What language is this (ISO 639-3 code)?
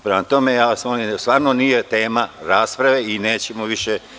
srp